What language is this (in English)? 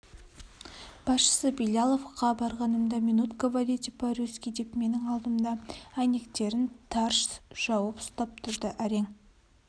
Kazakh